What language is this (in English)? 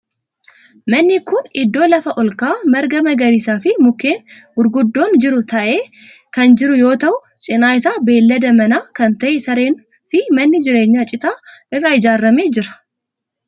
Oromo